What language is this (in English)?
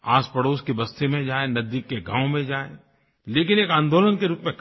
Hindi